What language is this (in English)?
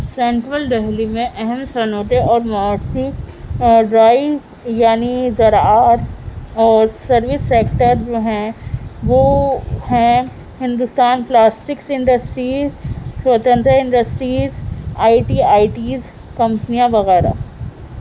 Urdu